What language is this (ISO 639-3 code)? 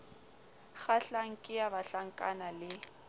sot